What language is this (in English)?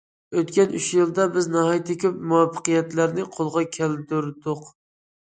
Uyghur